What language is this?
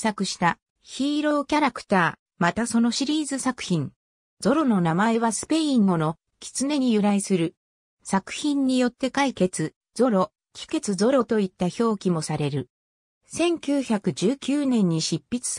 Japanese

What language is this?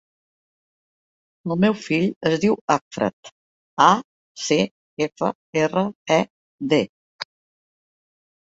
Catalan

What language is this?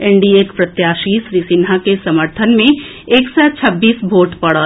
Maithili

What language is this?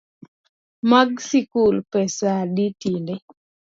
Luo (Kenya and Tanzania)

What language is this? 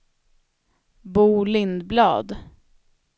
Swedish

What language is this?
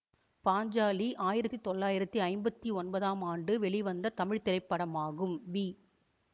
Tamil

